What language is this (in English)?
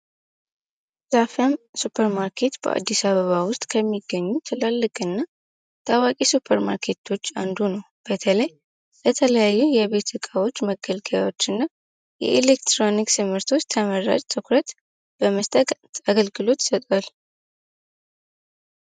Amharic